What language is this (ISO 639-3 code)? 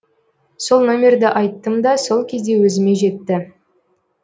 kaz